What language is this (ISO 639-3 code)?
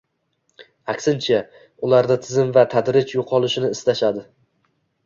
uzb